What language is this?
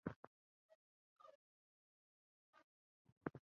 Chinese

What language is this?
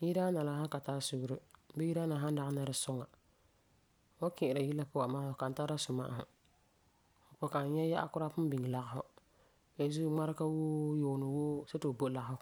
Frafra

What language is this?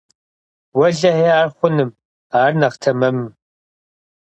Kabardian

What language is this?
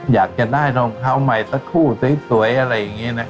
Thai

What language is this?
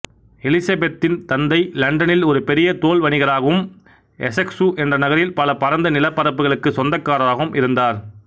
Tamil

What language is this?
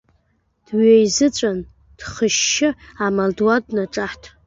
Abkhazian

